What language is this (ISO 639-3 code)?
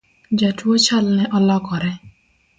luo